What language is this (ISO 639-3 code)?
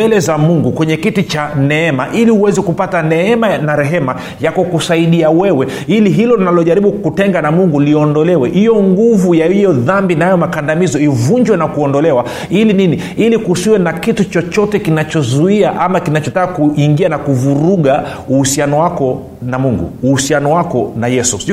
swa